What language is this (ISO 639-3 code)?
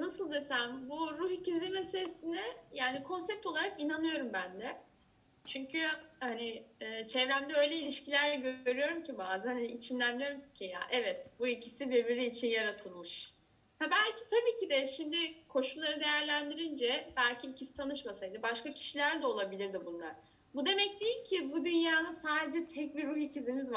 tur